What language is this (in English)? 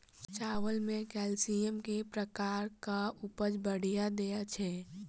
Maithili